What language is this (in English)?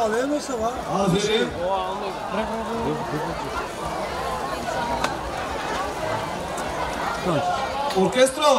Turkish